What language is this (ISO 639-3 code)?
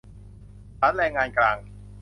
tha